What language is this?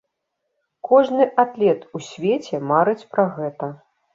Belarusian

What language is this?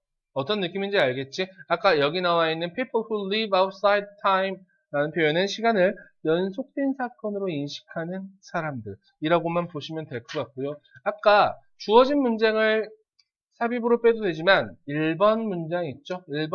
Korean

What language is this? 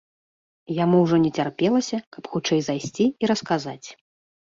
Belarusian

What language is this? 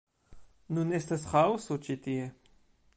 Esperanto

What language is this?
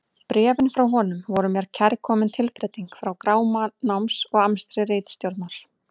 Icelandic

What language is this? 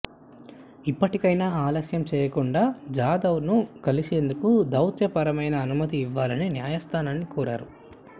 Telugu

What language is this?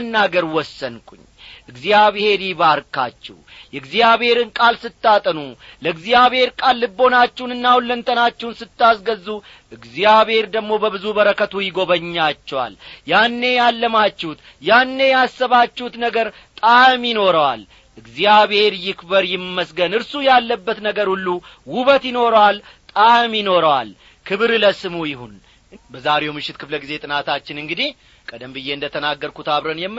Amharic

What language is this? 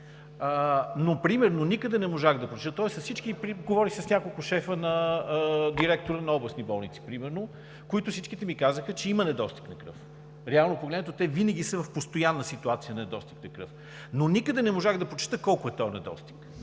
Bulgarian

